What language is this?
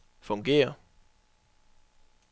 Danish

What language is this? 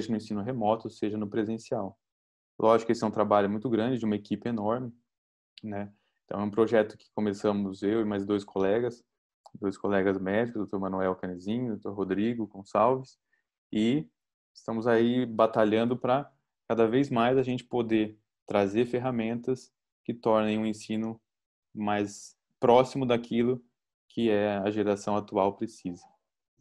Portuguese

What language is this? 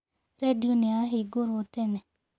Kikuyu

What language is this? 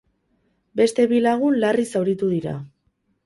Basque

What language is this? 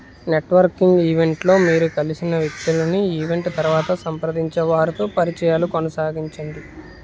Telugu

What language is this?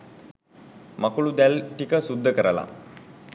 Sinhala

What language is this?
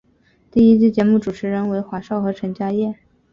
Chinese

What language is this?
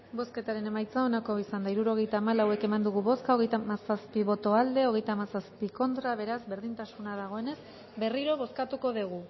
Basque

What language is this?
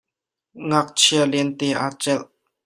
Hakha Chin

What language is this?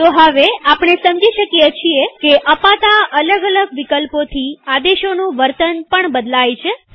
Gujarati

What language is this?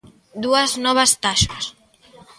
Galician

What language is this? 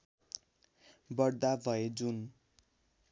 Nepali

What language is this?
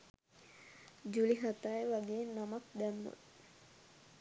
Sinhala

